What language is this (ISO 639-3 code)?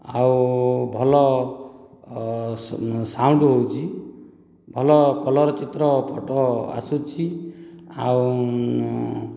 ori